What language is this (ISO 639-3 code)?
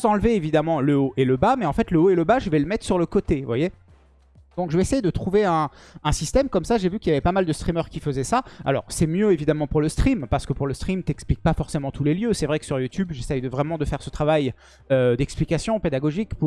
fra